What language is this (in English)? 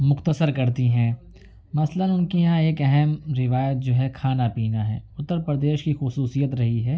Urdu